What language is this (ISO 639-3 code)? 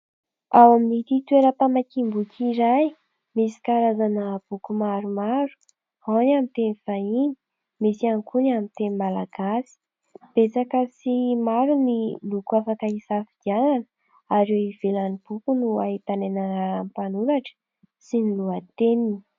mlg